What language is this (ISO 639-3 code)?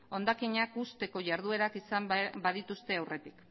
eus